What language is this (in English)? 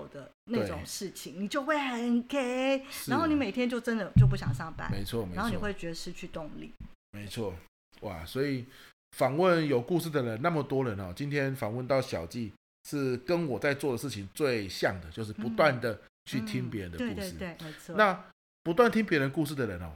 Chinese